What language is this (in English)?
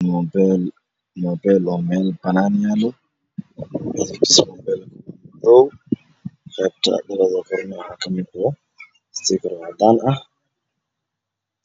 Somali